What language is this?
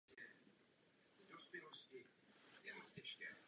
Czech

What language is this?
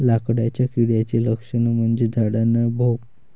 Marathi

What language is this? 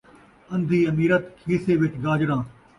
Saraiki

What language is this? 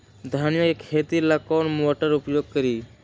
Magahi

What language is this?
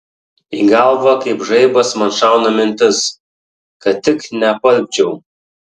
Lithuanian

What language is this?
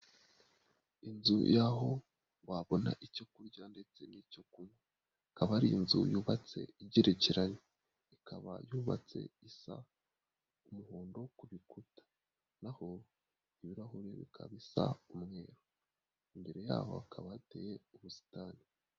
Kinyarwanda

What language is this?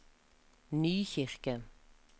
Norwegian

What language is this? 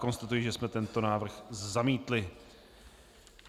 Czech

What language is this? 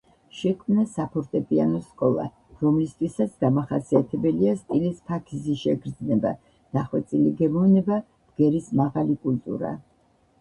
Georgian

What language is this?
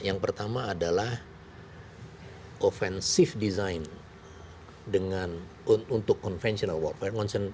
Indonesian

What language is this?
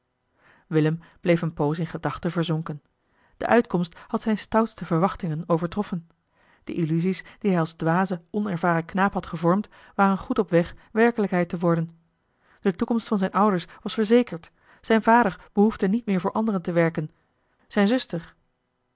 Dutch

